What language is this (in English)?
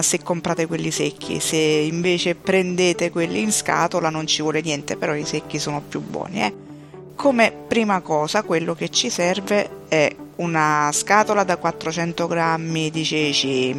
Italian